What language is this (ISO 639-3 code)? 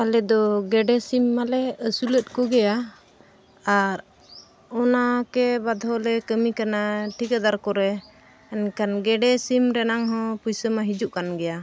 sat